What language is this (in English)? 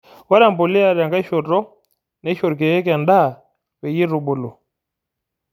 Masai